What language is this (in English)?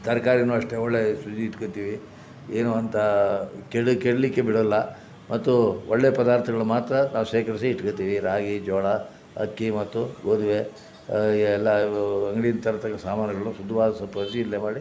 Kannada